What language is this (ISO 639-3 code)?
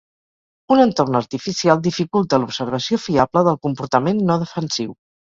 cat